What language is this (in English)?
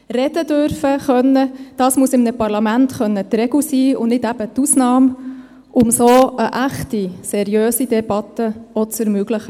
Swiss German